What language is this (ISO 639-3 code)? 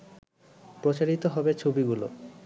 ben